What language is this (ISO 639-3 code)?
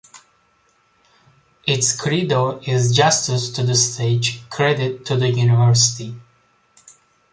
eng